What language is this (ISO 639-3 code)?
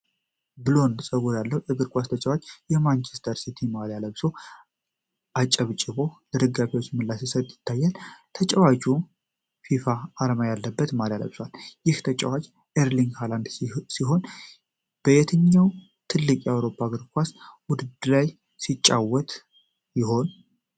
amh